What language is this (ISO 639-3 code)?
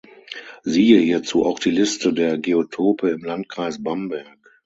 deu